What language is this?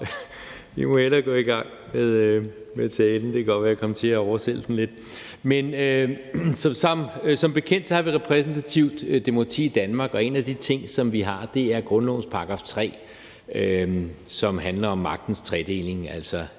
Danish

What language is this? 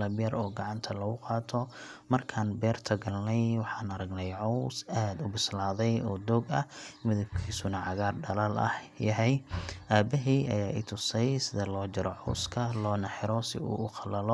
Somali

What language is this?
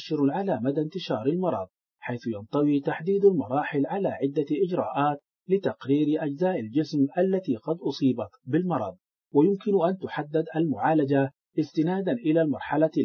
Arabic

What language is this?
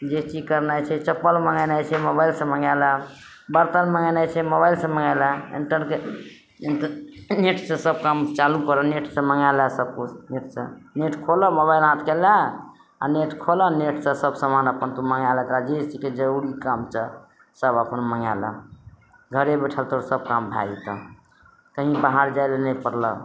Maithili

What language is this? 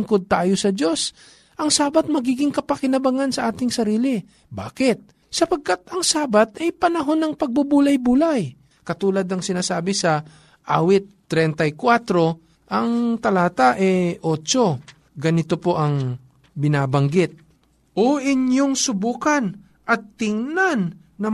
Filipino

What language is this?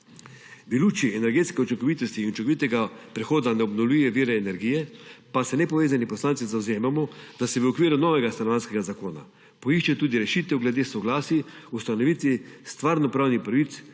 Slovenian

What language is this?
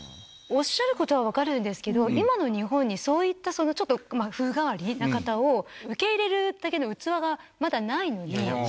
Japanese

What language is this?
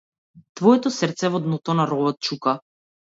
Macedonian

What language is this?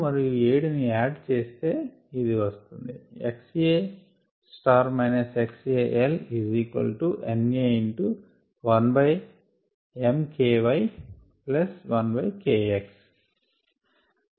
Telugu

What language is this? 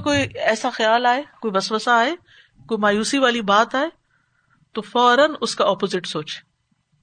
Urdu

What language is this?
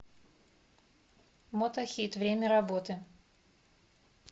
Russian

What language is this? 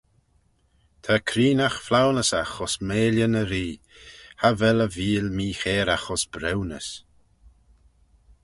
Manx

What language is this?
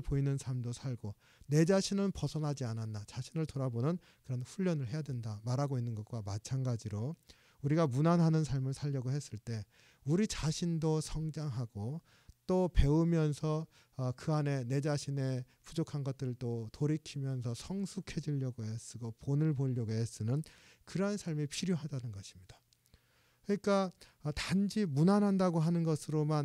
Korean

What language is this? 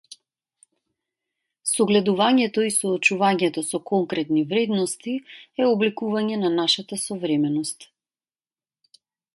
Macedonian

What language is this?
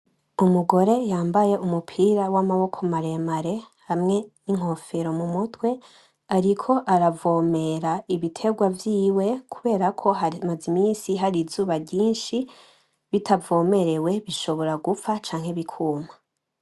Rundi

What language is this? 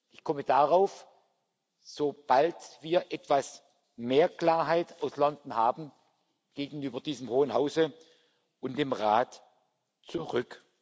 German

